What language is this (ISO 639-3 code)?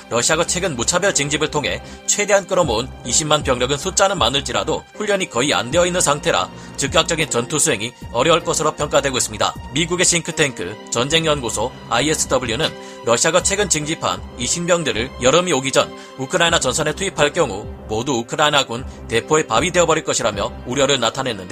kor